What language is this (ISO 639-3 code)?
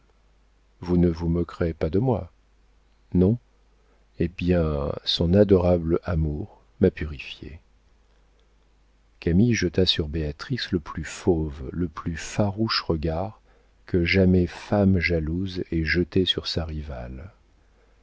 fra